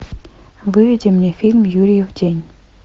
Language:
Russian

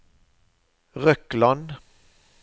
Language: Norwegian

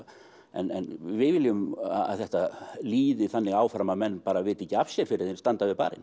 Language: Icelandic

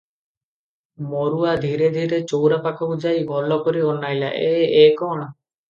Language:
Odia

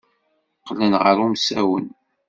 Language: Kabyle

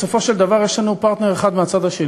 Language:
Hebrew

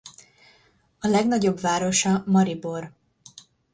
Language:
Hungarian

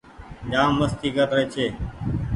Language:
Goaria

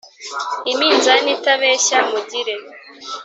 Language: Kinyarwanda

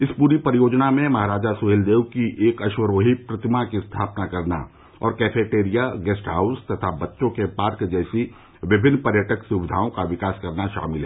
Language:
Hindi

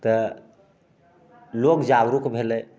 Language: Maithili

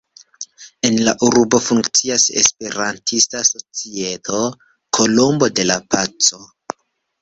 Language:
Esperanto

